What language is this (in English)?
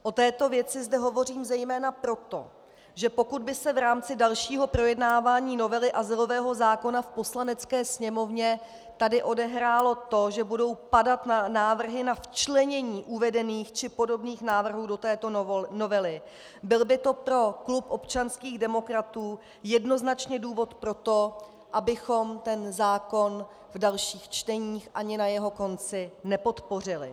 Czech